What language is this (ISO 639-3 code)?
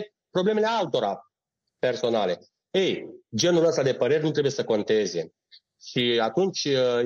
ron